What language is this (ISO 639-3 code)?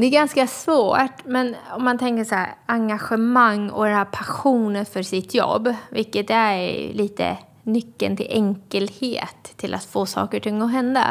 swe